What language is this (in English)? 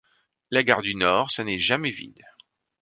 French